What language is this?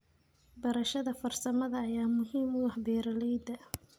Somali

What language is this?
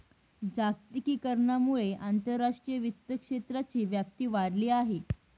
Marathi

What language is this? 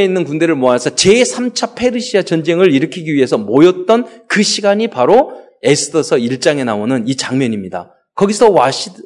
Korean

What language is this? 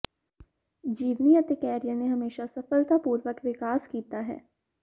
Punjabi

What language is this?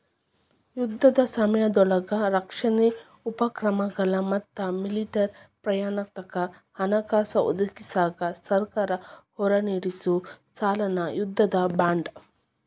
Kannada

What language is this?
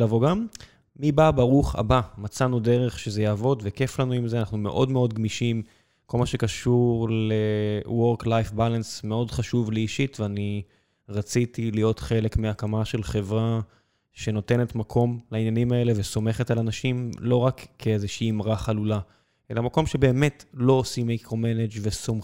Hebrew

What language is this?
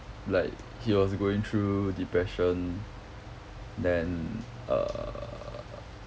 English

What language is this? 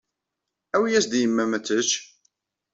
Kabyle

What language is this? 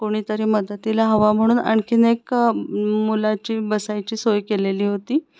Marathi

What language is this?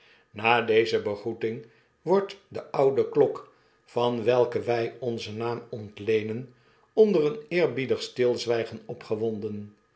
Dutch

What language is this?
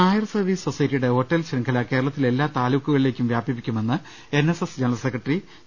Malayalam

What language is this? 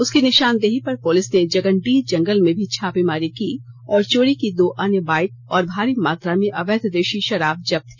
Hindi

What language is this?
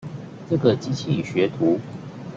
Chinese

